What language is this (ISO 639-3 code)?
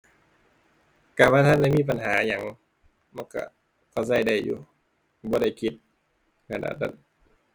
tha